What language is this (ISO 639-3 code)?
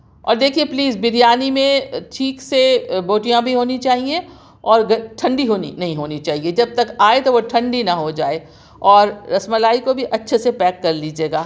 urd